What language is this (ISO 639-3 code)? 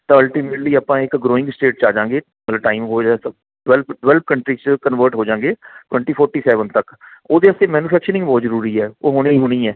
pan